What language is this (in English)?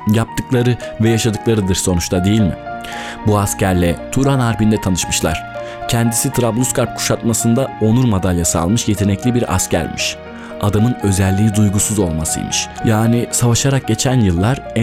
Turkish